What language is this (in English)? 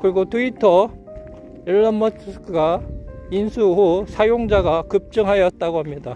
Korean